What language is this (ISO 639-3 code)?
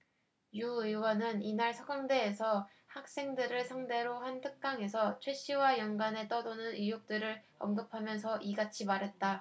kor